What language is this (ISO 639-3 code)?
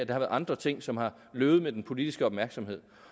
dan